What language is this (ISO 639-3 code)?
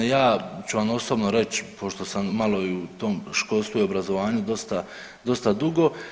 hrv